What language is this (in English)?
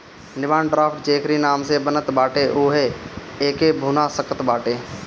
Bhojpuri